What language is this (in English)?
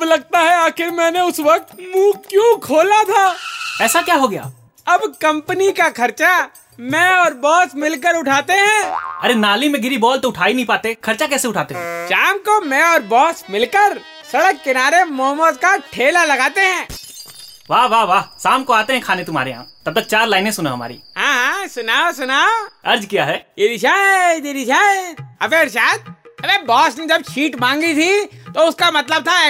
Hindi